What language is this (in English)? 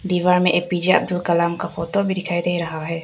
Hindi